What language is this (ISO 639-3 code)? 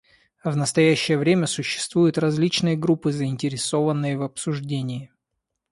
rus